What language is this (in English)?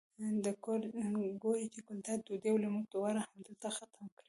Pashto